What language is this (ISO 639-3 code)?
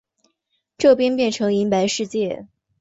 zho